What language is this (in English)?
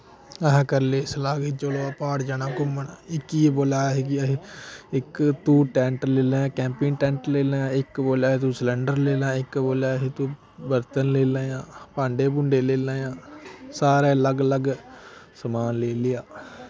Dogri